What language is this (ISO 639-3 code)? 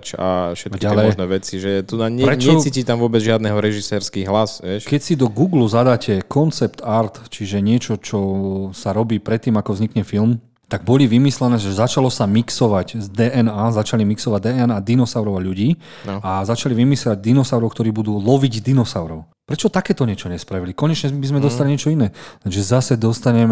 slk